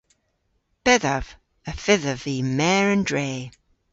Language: Cornish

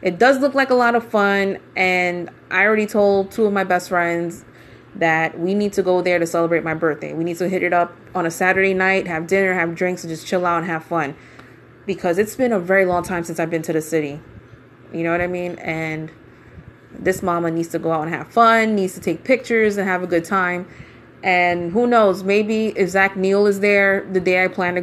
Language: English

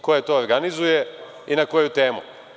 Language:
Serbian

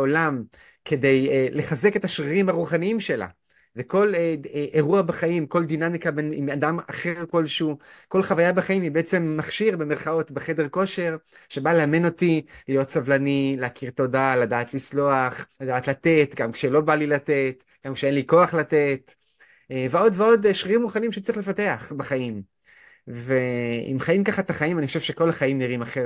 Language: Hebrew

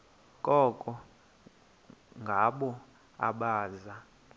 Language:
Xhosa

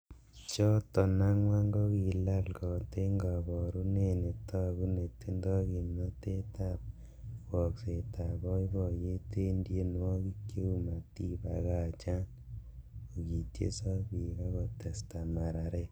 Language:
Kalenjin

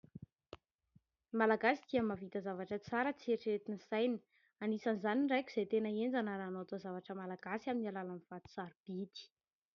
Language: Malagasy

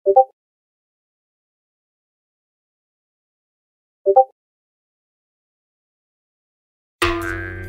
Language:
English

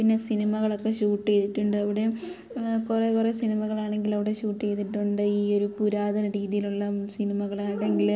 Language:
Malayalam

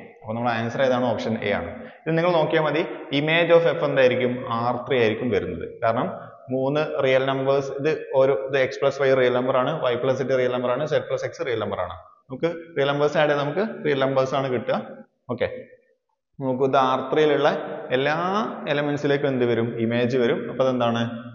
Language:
Malayalam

